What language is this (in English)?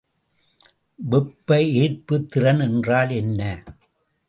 Tamil